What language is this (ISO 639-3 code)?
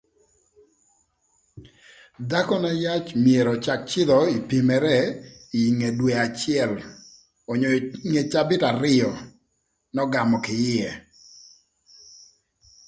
lth